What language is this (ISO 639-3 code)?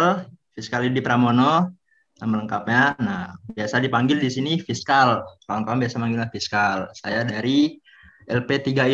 ind